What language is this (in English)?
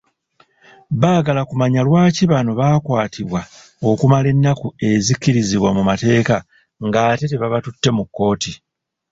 Ganda